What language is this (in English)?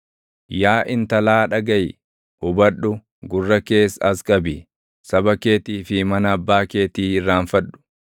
Oromo